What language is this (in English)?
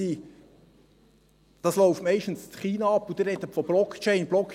Swiss German